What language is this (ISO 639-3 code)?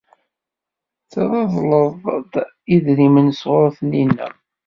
kab